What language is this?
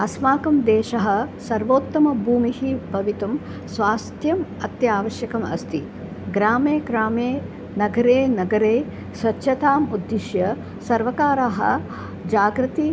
Sanskrit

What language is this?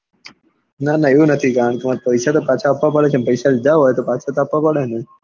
Gujarati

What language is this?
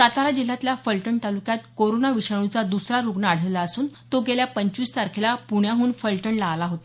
Marathi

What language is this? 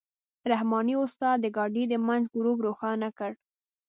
Pashto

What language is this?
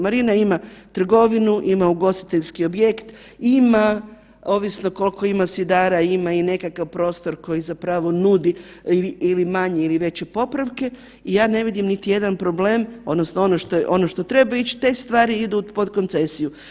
Croatian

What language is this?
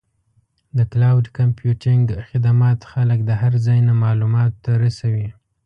Pashto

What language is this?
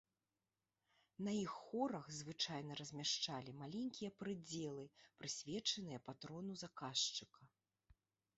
Belarusian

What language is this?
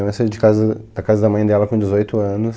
Portuguese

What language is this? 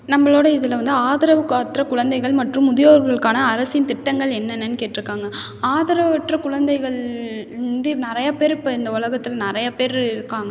Tamil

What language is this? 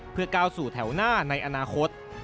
Thai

